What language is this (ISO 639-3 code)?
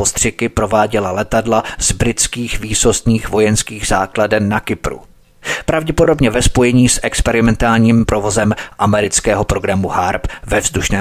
ces